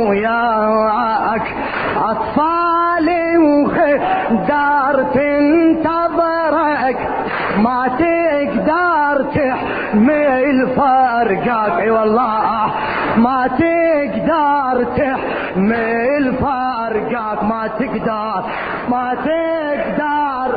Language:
Arabic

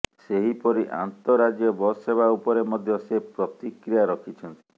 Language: Odia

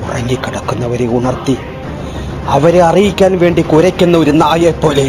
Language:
Malayalam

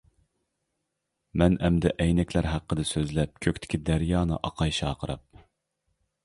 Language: Uyghur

